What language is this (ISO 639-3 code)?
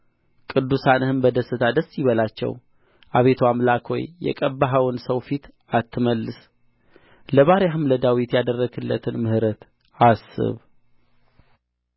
amh